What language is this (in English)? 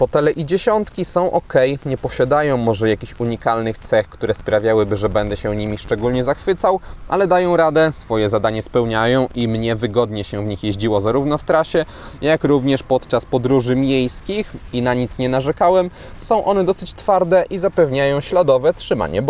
Polish